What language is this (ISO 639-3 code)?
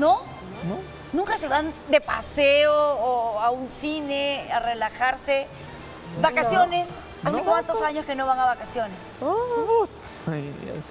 spa